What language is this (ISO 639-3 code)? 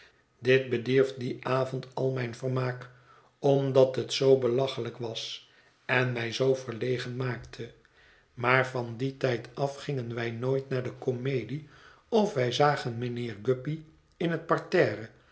nld